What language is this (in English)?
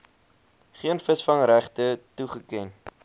Afrikaans